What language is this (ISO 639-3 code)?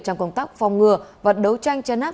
vie